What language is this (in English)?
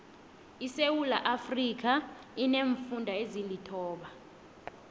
South Ndebele